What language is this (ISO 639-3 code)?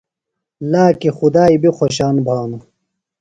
phl